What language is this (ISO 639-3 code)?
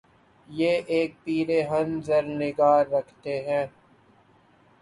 urd